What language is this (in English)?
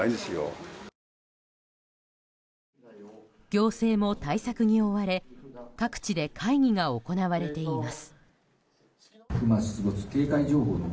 Japanese